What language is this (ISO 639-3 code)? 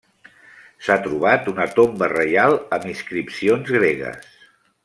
cat